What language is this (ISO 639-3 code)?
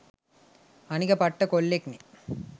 sin